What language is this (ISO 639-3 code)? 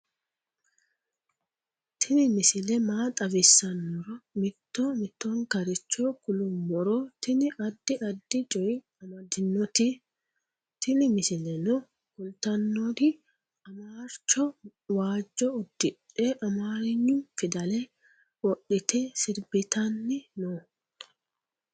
sid